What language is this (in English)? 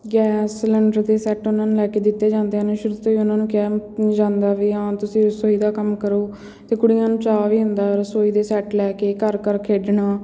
Punjabi